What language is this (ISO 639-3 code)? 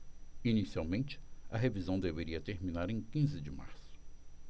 por